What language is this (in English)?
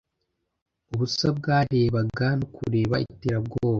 Kinyarwanda